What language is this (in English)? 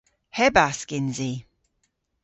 Cornish